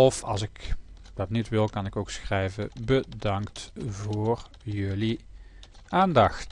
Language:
Dutch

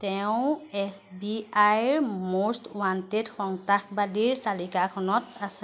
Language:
Assamese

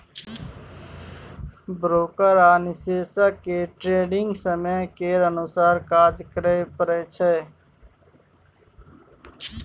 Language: Maithili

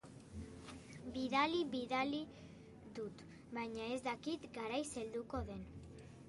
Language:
Basque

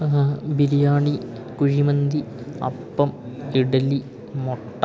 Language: Malayalam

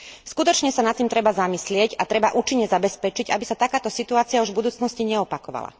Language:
Slovak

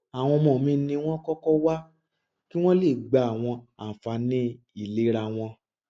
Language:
Yoruba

